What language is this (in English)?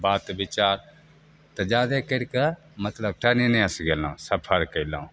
Maithili